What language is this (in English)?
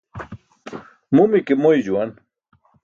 Burushaski